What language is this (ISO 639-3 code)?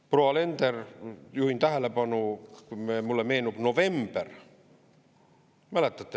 est